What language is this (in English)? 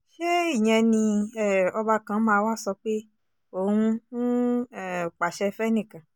Yoruba